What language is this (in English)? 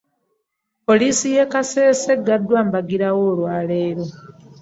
Ganda